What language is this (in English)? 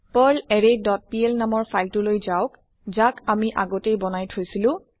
Assamese